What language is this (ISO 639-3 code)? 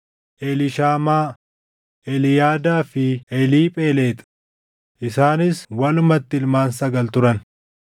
orm